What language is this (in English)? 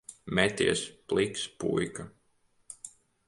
Latvian